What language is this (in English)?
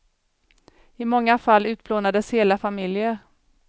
Swedish